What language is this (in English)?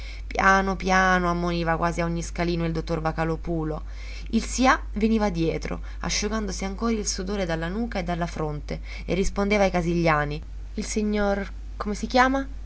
Italian